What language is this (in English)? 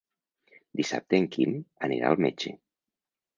Catalan